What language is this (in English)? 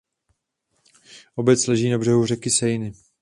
Czech